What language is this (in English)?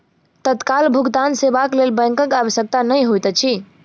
Maithili